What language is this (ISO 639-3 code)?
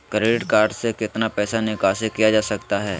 mag